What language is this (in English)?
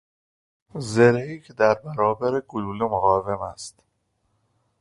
Persian